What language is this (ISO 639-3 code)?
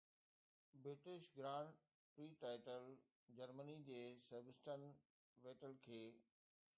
snd